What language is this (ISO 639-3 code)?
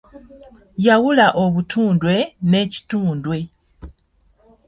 lug